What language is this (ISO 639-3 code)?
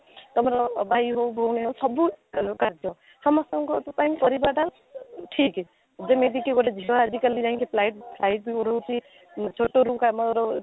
ori